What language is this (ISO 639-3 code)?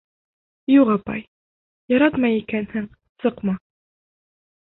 bak